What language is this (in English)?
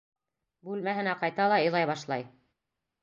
Bashkir